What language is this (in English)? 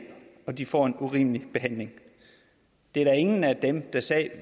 Danish